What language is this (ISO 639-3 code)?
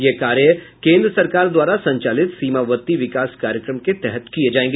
hin